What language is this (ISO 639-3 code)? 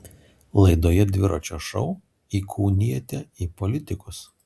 lit